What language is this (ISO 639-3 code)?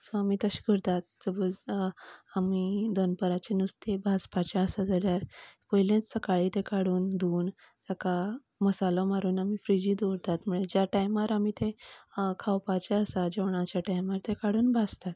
kok